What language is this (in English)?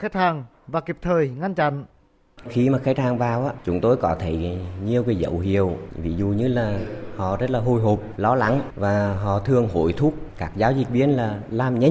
Vietnamese